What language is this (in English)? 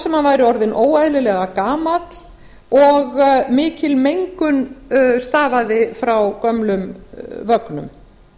Icelandic